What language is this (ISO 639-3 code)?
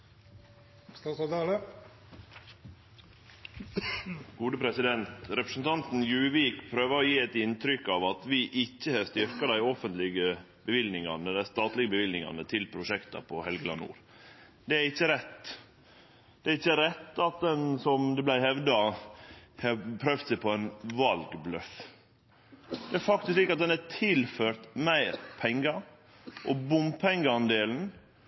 nno